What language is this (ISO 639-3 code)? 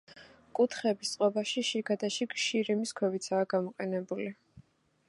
kat